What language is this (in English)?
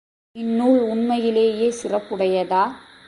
Tamil